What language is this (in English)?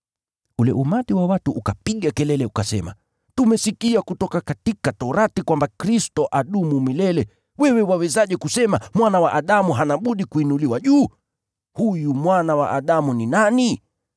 Swahili